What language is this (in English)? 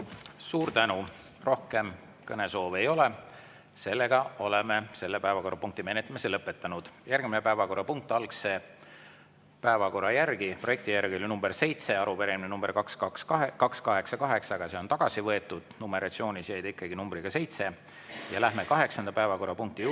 Estonian